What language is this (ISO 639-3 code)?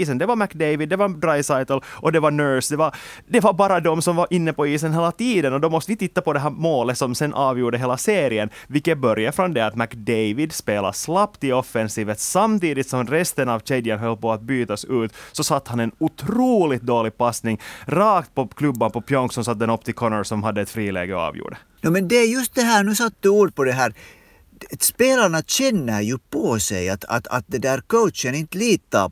swe